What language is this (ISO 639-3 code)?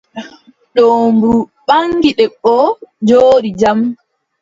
fub